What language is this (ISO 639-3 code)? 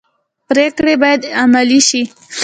pus